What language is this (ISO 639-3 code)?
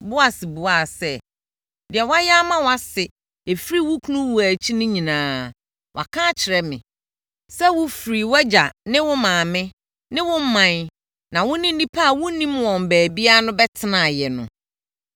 aka